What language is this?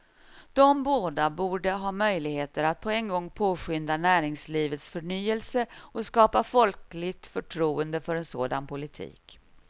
Swedish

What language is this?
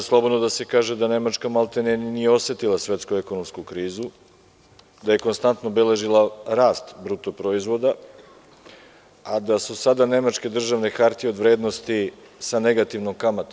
Serbian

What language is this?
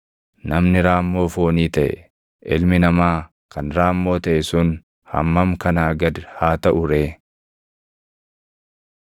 Oromo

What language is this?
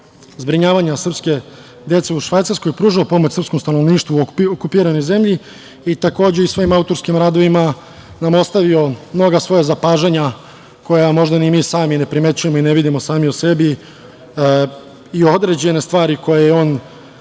Serbian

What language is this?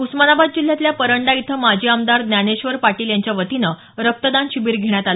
Marathi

